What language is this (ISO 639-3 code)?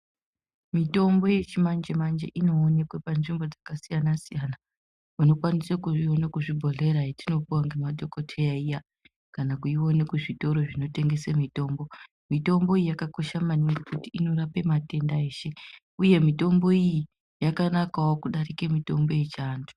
ndc